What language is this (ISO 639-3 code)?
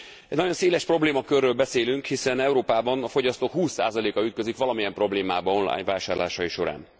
hun